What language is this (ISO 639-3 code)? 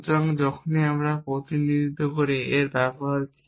ben